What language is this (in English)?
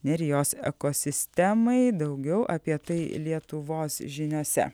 Lithuanian